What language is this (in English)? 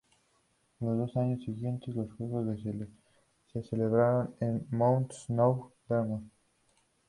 Spanish